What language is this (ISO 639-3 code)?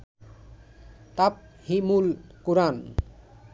ben